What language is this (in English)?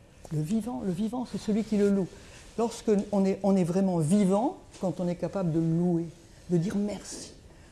French